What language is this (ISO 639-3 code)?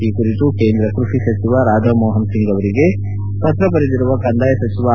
kan